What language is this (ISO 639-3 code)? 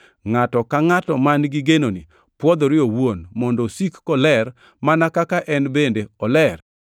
luo